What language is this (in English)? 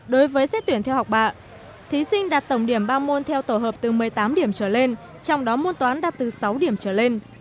Vietnamese